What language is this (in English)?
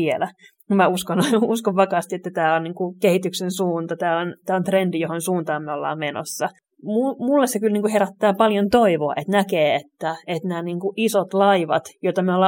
Finnish